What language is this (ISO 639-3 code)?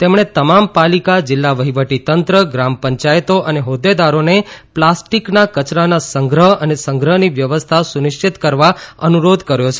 guj